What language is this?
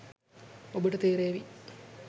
Sinhala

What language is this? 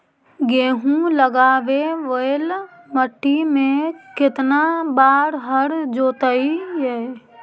Magahi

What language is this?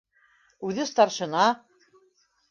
Bashkir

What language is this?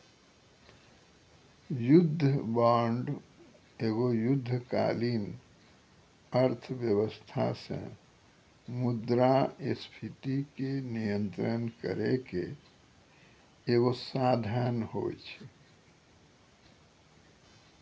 Maithili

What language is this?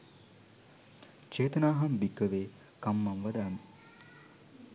Sinhala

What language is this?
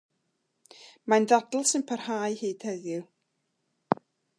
Welsh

